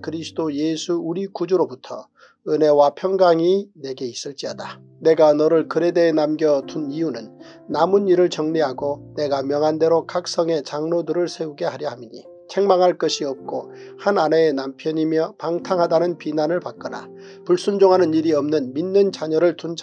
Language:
Korean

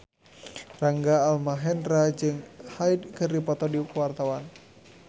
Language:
Sundanese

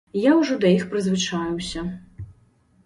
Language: Belarusian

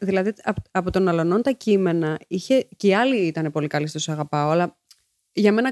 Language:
Greek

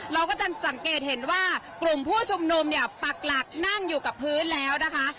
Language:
Thai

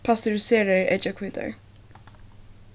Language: Faroese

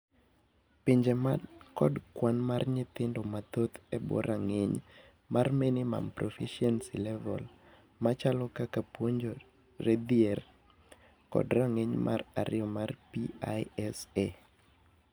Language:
Luo (Kenya and Tanzania)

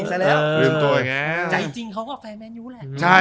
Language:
Thai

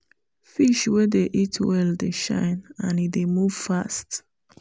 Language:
Nigerian Pidgin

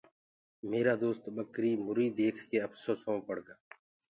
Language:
Gurgula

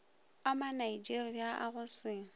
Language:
Northern Sotho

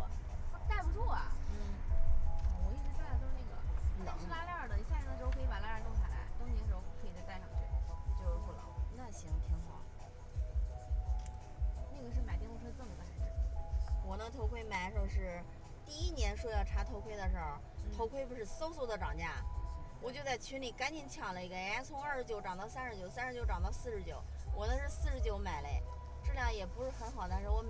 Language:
Chinese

